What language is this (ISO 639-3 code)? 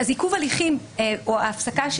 heb